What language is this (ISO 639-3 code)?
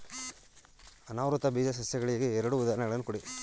kan